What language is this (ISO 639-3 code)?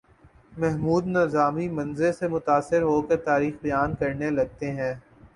urd